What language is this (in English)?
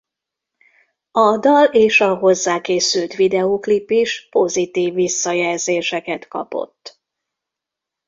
Hungarian